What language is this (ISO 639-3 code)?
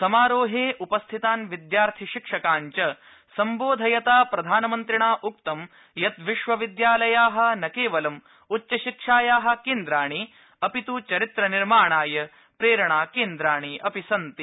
san